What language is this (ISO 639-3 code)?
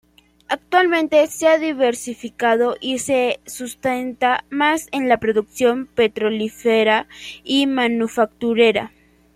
spa